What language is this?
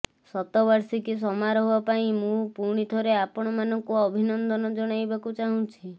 Odia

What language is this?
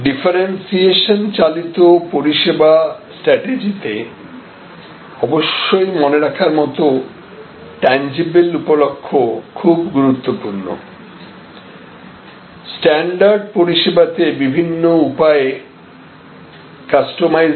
Bangla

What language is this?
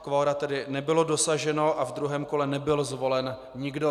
Czech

